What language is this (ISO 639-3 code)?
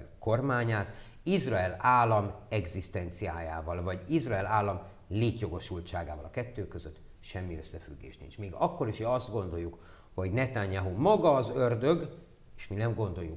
hun